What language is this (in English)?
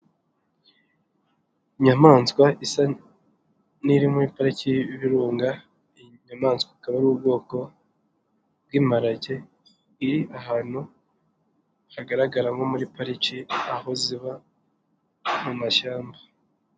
Kinyarwanda